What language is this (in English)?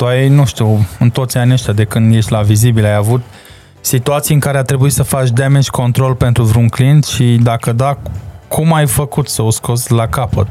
Romanian